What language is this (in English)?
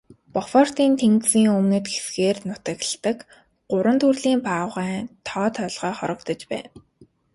Mongolian